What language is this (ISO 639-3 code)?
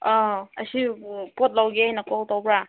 mni